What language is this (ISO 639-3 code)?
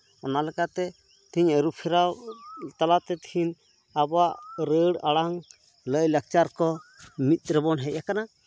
sat